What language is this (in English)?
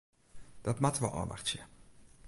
Western Frisian